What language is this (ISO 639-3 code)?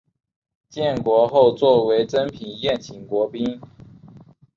zho